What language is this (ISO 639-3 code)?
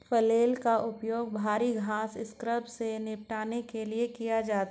hin